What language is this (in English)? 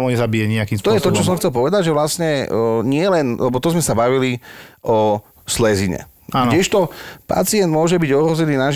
Slovak